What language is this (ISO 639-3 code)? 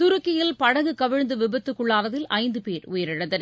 tam